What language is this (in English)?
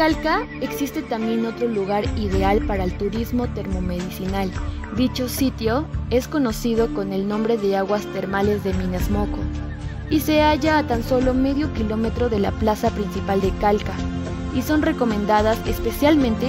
Spanish